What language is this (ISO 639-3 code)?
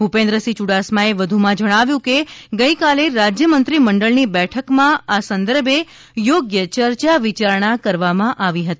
guj